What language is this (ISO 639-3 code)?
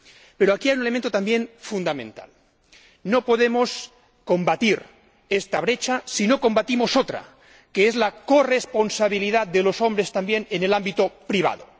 spa